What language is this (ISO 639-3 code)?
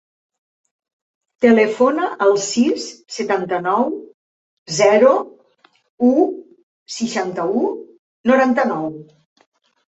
cat